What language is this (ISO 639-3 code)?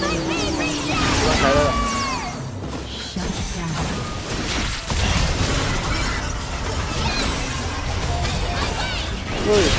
tha